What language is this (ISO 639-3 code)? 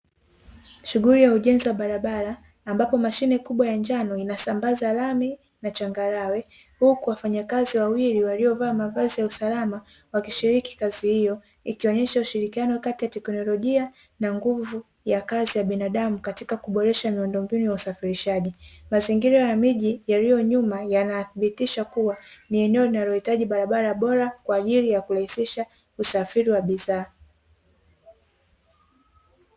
swa